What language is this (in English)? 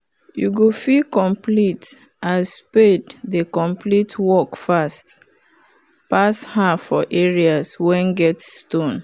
Nigerian Pidgin